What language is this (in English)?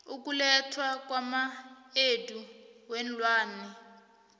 South Ndebele